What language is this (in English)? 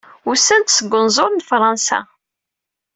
Kabyle